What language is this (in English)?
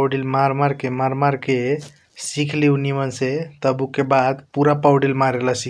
Kochila Tharu